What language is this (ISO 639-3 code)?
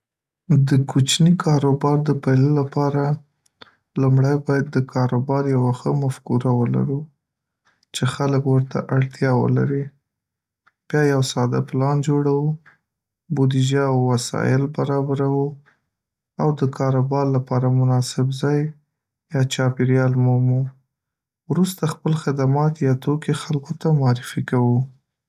pus